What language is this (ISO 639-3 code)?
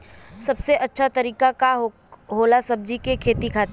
bho